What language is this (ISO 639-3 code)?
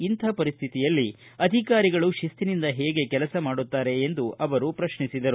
kan